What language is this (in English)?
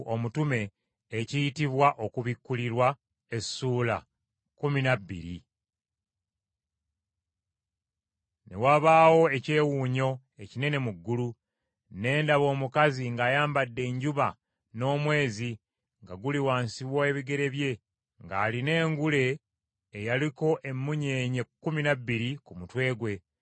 Ganda